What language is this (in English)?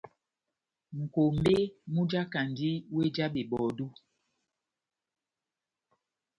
Batanga